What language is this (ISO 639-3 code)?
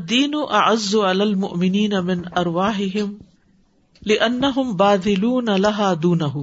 urd